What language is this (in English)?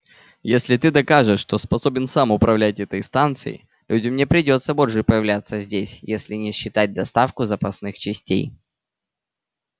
Russian